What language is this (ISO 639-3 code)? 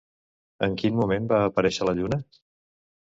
cat